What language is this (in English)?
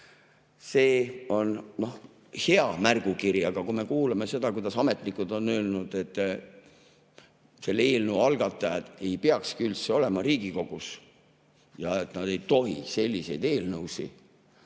Estonian